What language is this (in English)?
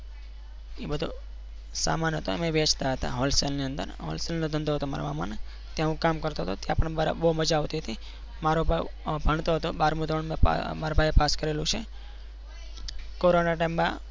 Gujarati